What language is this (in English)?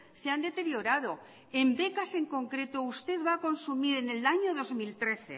Spanish